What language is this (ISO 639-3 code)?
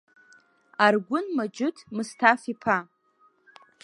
abk